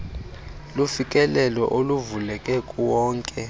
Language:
Xhosa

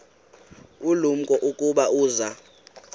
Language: Xhosa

